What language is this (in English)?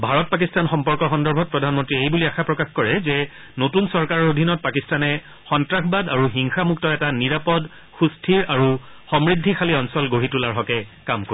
Assamese